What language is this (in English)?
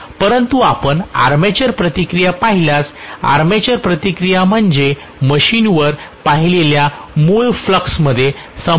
Marathi